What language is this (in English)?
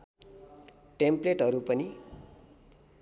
Nepali